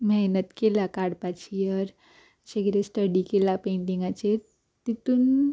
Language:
Konkani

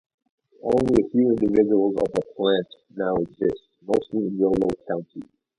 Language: English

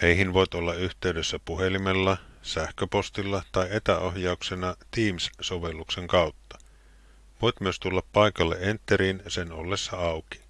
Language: Finnish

